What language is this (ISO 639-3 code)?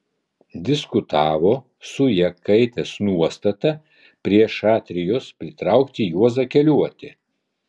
lit